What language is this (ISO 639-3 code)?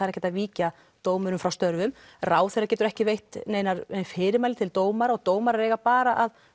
isl